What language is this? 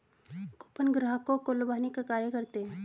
Hindi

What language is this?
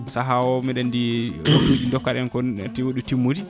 Fula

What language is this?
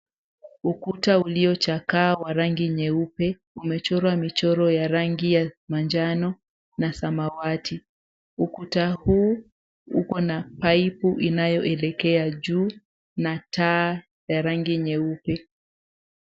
Swahili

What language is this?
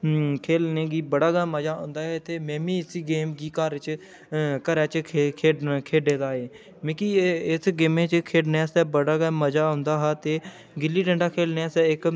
Dogri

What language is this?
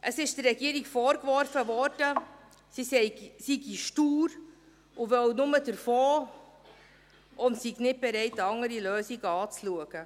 Swiss German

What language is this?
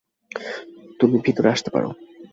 Bangla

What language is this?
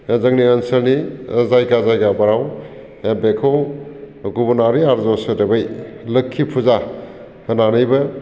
Bodo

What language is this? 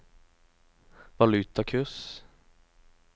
Norwegian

